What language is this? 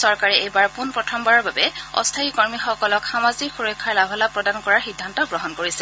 Assamese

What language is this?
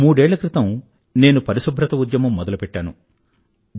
Telugu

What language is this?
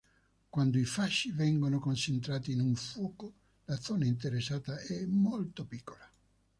Italian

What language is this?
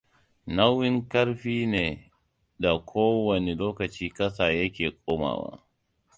Hausa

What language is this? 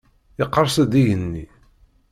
Kabyle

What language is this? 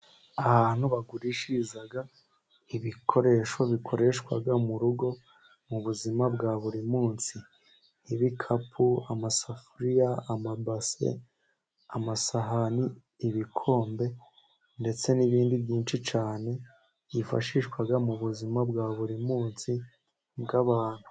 Kinyarwanda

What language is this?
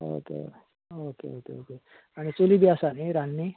Konkani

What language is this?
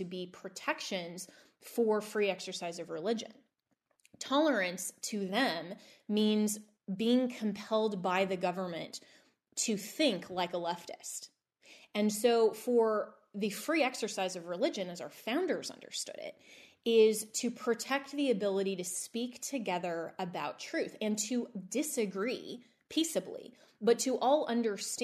English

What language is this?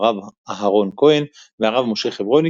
Hebrew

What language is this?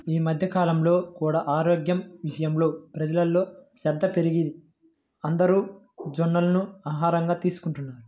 Telugu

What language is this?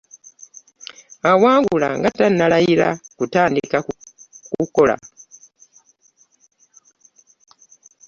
Ganda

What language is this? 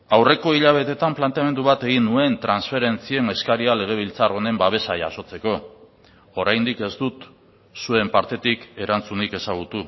Basque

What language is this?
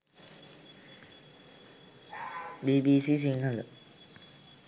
Sinhala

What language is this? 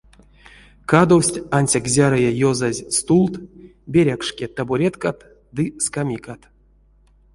Erzya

